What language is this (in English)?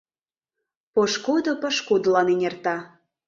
Mari